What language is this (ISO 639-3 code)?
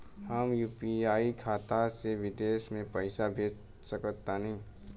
bho